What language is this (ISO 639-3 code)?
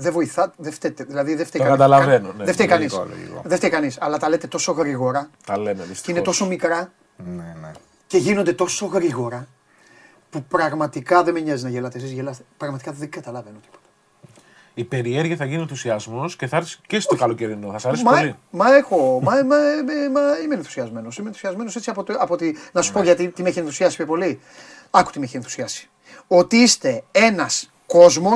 ell